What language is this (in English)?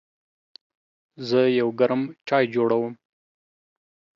Pashto